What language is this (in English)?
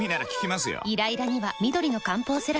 Japanese